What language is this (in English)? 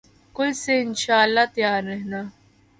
Urdu